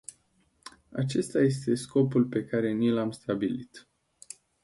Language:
Romanian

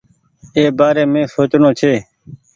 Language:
Goaria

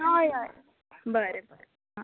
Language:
Konkani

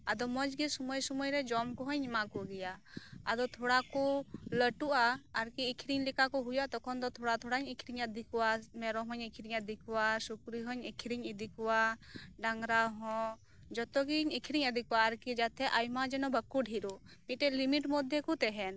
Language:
Santali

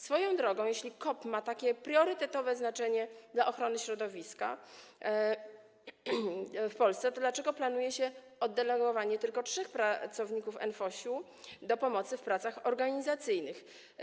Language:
Polish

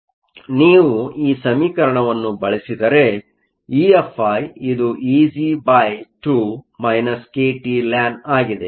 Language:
Kannada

